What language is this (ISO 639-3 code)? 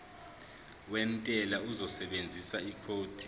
zul